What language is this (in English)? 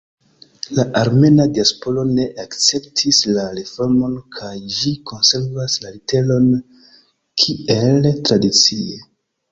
Esperanto